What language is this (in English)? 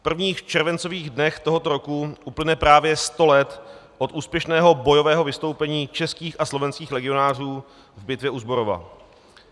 Czech